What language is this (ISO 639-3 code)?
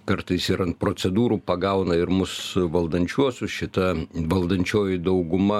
lit